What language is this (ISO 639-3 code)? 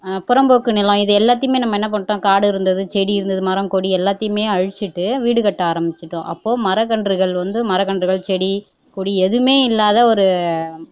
tam